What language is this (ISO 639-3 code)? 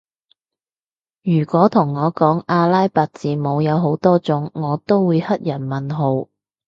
yue